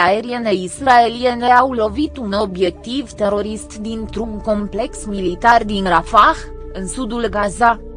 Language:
Romanian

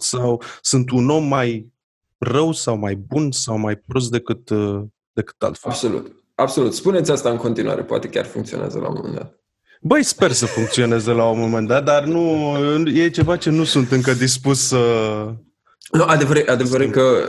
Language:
Romanian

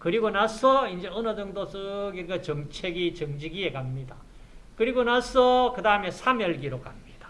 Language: Korean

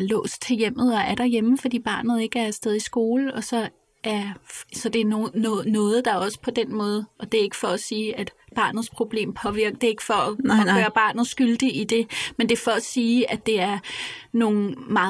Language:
Danish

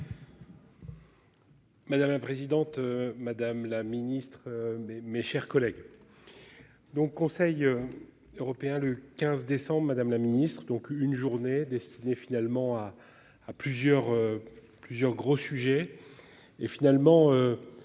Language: French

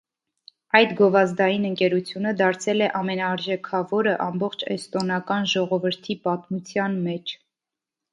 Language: Armenian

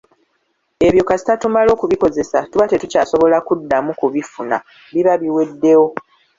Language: Ganda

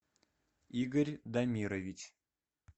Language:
Russian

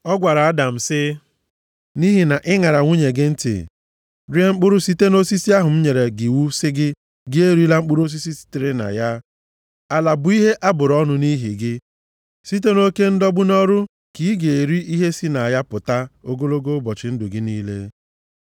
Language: Igbo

